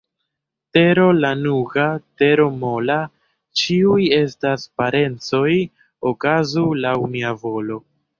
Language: Esperanto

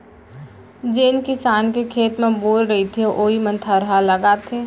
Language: Chhattisgarhi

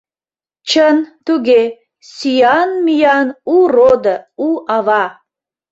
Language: Mari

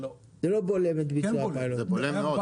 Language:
Hebrew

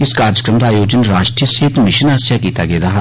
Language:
Dogri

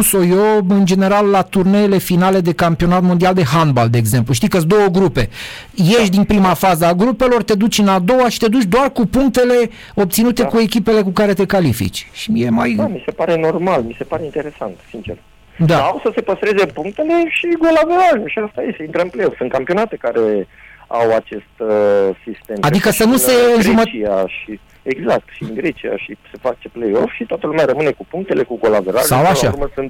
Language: Romanian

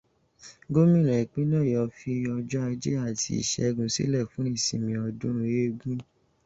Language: Yoruba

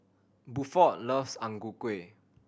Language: English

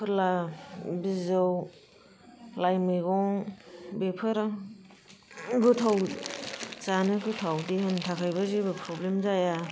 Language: Bodo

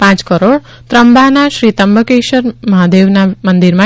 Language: Gujarati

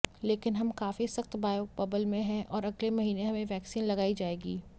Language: Hindi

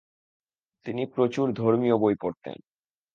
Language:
Bangla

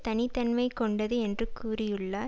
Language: Tamil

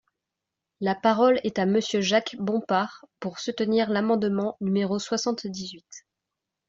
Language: French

